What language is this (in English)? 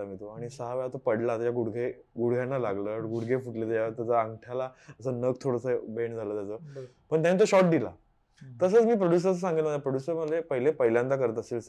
Marathi